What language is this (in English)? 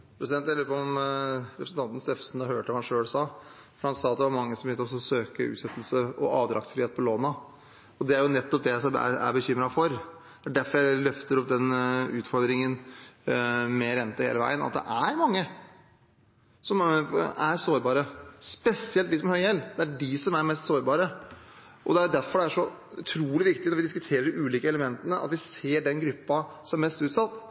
Norwegian Bokmål